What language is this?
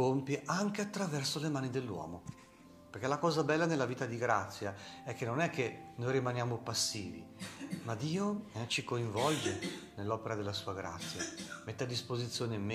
Italian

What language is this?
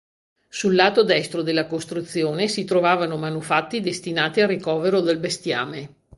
Italian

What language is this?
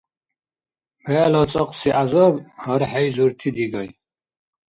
Dargwa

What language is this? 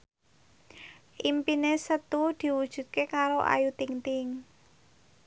Javanese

